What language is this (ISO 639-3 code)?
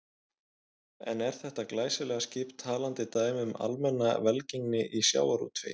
isl